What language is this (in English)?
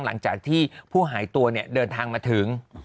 Thai